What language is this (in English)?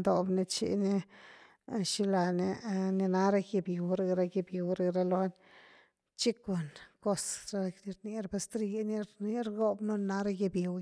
Güilá Zapotec